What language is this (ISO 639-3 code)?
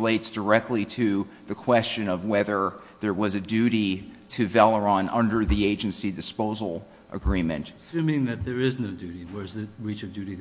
eng